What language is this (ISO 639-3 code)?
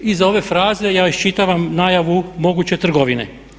hrv